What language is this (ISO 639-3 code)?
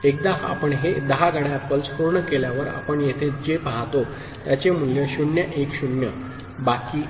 mar